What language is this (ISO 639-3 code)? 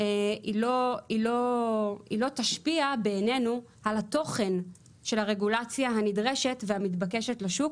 heb